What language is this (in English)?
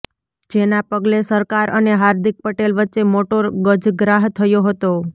Gujarati